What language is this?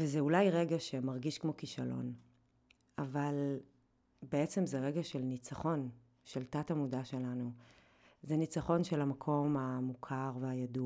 Hebrew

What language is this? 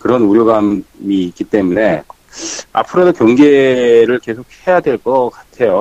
Korean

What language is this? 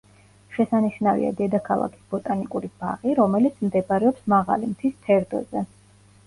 Georgian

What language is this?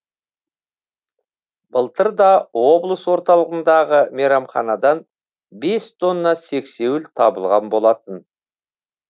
Kazakh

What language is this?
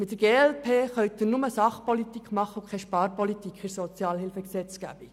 Swiss German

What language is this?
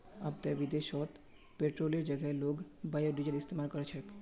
Magahi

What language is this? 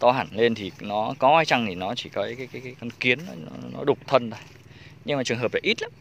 Vietnamese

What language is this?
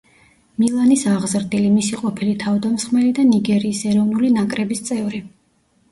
Georgian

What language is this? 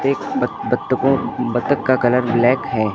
Hindi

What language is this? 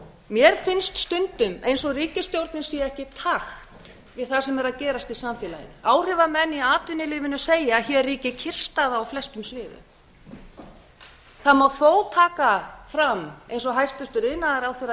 Icelandic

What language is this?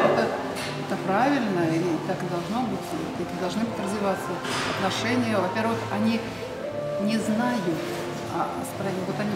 Russian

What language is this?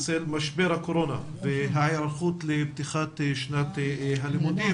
Hebrew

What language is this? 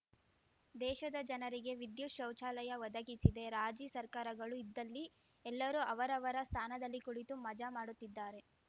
Kannada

